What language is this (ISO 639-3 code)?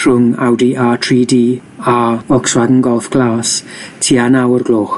cym